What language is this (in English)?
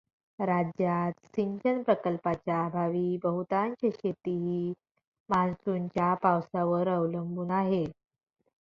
Marathi